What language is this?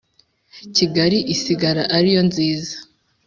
Kinyarwanda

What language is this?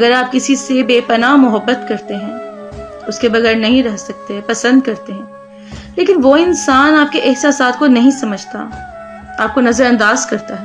Urdu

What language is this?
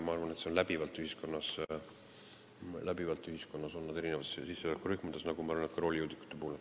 Estonian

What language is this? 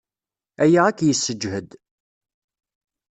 Kabyle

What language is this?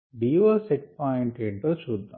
Telugu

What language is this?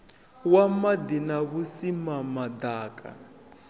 Venda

